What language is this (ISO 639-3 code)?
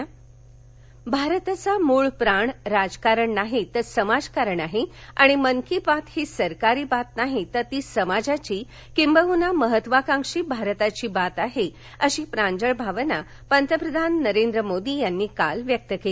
mar